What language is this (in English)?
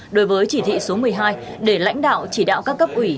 Vietnamese